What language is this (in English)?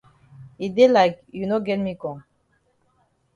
Cameroon Pidgin